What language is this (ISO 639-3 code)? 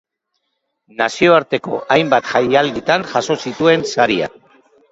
eus